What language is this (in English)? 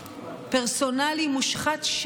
Hebrew